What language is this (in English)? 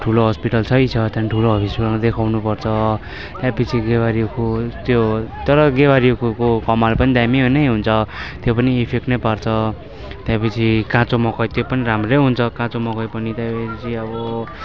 Nepali